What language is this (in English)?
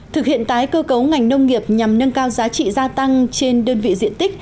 Vietnamese